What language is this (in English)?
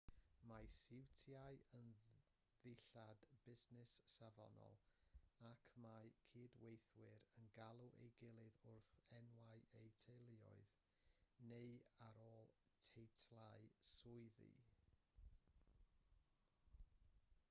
Welsh